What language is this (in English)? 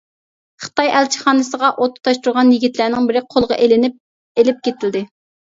Uyghur